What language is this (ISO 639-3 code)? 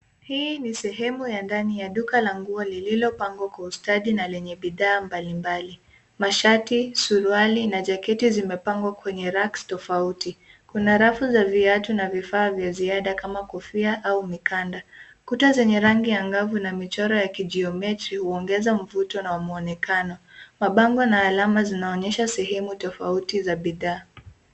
swa